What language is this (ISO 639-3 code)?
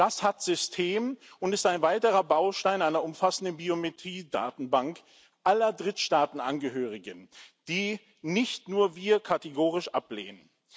deu